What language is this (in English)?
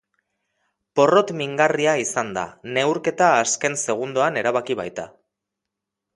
Basque